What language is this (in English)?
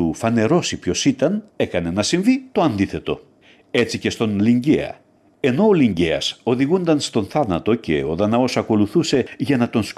Greek